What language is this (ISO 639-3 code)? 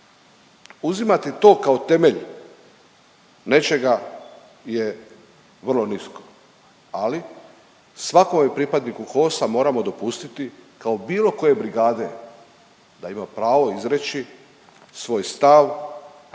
hrv